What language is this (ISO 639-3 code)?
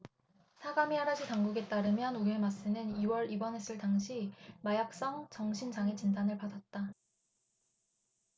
kor